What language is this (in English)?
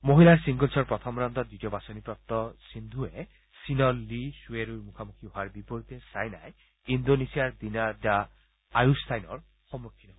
Assamese